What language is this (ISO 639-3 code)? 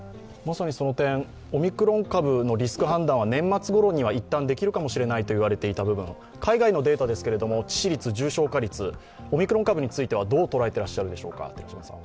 jpn